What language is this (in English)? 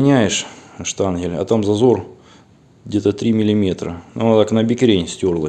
Russian